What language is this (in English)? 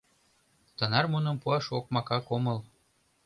Mari